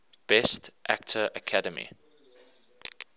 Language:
English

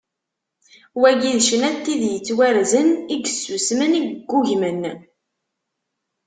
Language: Kabyle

